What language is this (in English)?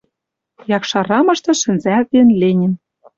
Western Mari